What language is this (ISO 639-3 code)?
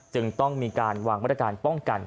tha